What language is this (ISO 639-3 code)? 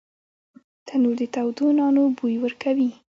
pus